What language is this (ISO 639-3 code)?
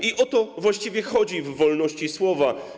pol